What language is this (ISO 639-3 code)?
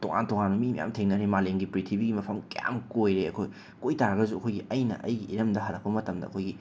mni